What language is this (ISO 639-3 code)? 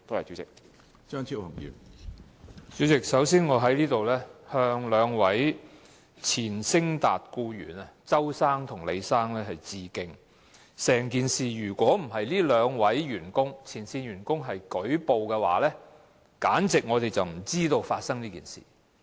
yue